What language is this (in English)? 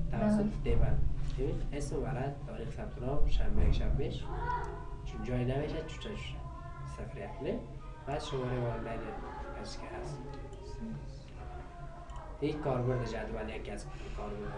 Persian